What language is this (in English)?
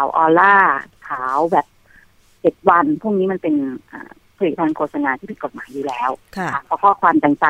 Thai